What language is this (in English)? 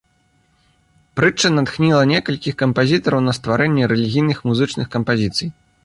Belarusian